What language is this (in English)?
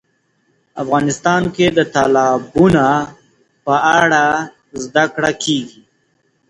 Pashto